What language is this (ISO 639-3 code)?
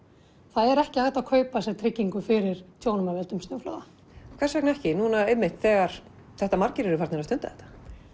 isl